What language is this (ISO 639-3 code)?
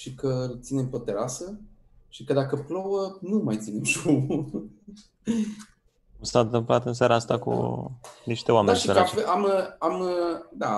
ron